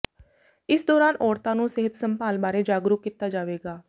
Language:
Punjabi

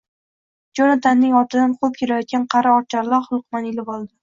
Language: Uzbek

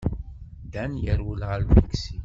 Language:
Kabyle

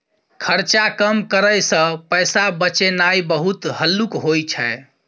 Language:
Maithili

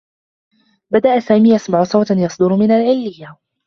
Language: Arabic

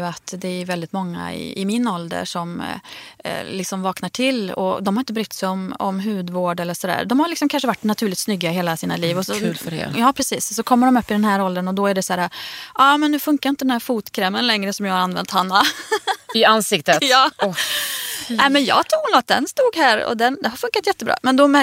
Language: Swedish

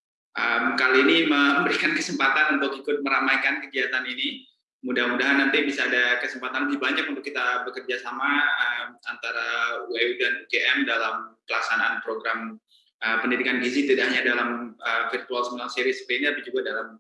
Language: Indonesian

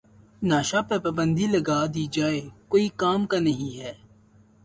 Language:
Urdu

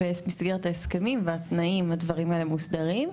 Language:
Hebrew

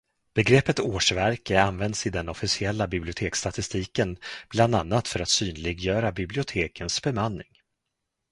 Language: Swedish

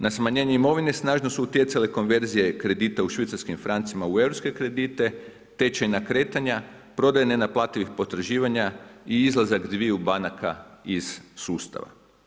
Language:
Croatian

